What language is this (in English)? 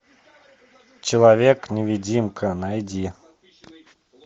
Russian